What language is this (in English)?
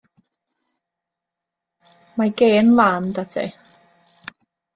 Welsh